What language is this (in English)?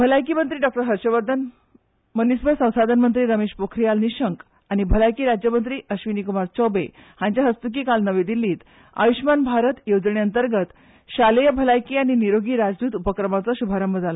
Konkani